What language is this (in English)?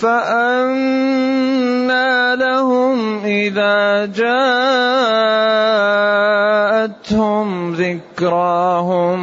Arabic